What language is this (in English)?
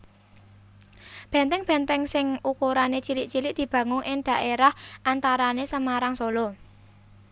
Javanese